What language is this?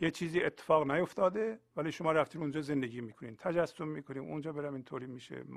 Persian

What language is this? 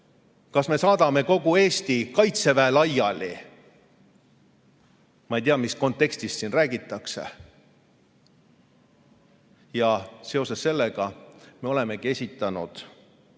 Estonian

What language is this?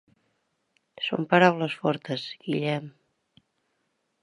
Catalan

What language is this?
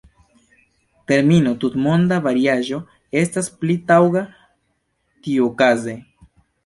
Esperanto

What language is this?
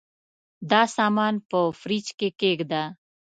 Pashto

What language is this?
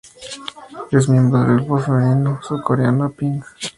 Spanish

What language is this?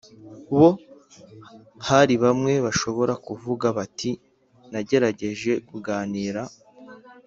Kinyarwanda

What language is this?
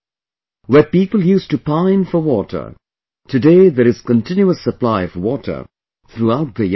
English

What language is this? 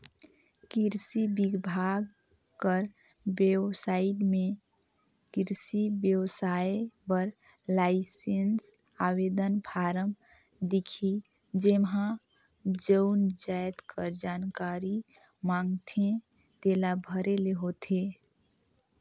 Chhattisgarhi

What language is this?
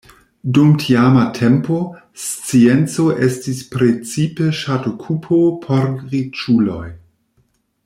Esperanto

